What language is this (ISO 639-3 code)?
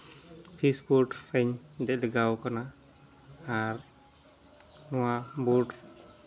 sat